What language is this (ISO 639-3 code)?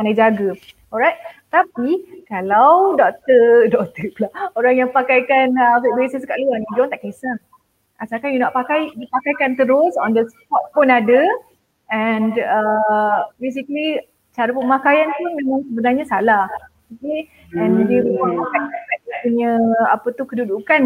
msa